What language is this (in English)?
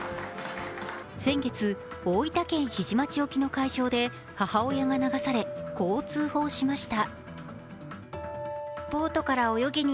Japanese